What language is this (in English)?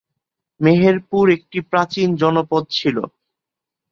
Bangla